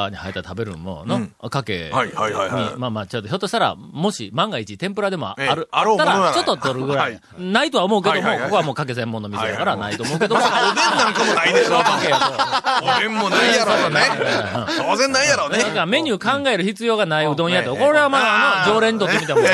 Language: Japanese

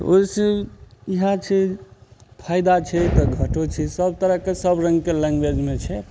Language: Maithili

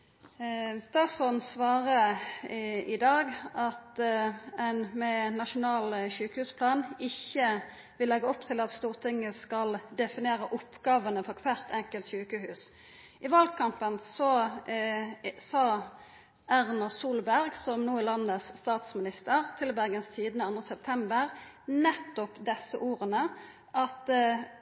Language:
Norwegian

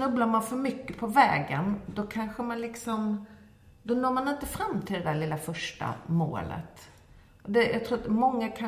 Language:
Swedish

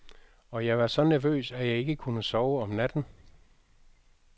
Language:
Danish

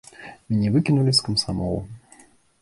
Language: Belarusian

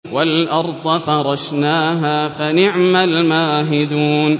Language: Arabic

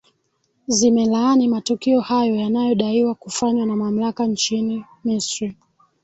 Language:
Swahili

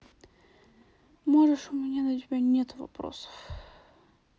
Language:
Russian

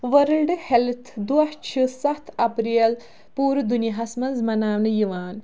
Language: Kashmiri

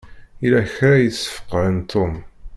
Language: Kabyle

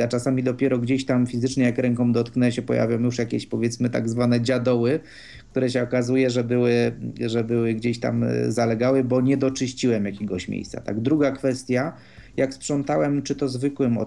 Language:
Polish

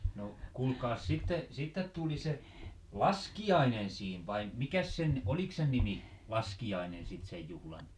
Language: Finnish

